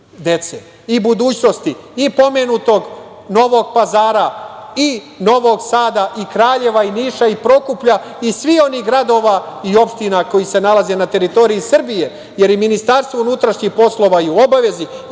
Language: Serbian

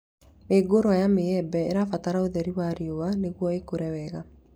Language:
Kikuyu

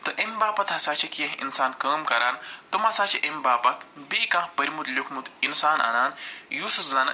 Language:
Kashmiri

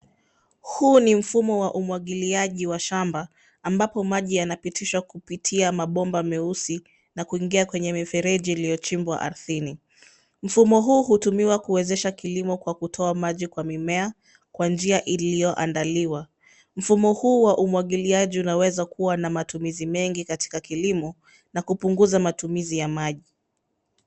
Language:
Swahili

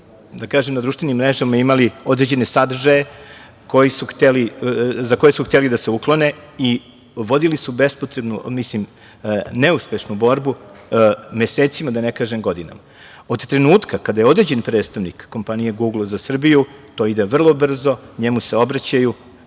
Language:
Serbian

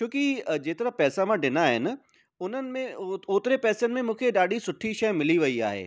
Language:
Sindhi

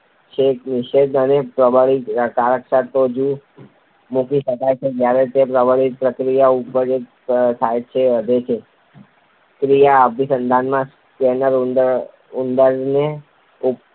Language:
Gujarati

